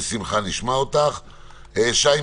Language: Hebrew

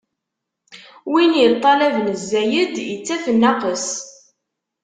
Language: Kabyle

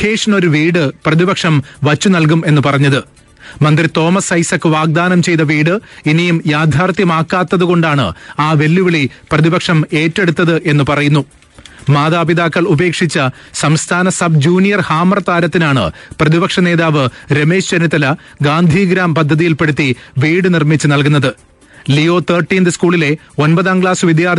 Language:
Malayalam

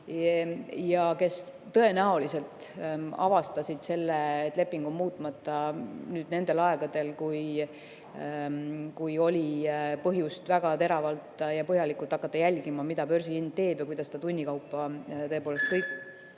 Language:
Estonian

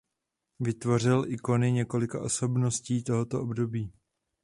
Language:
Czech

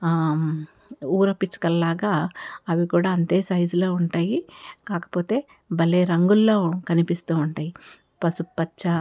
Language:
Telugu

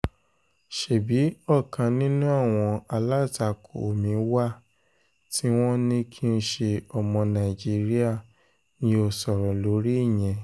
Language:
Yoruba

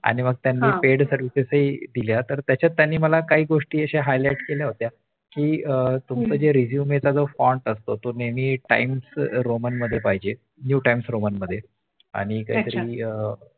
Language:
Marathi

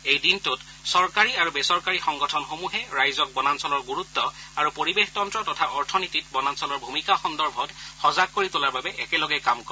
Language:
Assamese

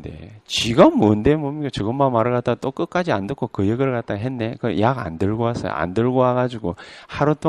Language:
Korean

